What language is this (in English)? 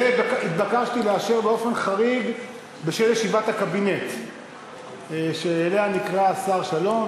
Hebrew